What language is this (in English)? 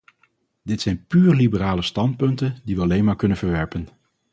Dutch